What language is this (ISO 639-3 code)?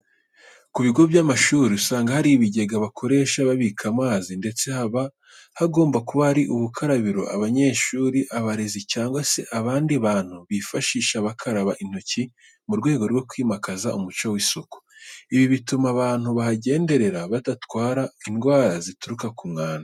kin